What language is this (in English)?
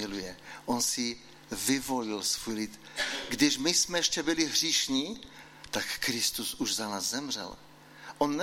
Czech